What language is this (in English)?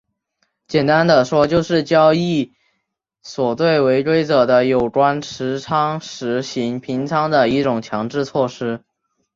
Chinese